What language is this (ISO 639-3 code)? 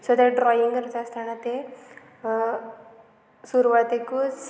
kok